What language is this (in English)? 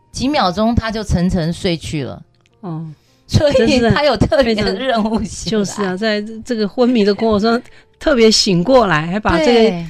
Chinese